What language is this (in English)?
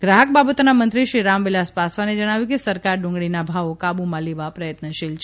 Gujarati